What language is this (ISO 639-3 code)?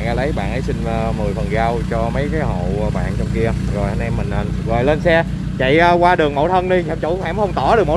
vie